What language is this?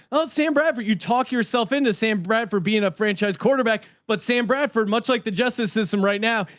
English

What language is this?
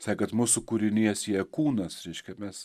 Lithuanian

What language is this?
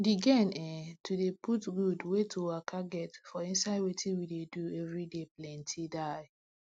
Nigerian Pidgin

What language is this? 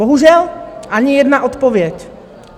Czech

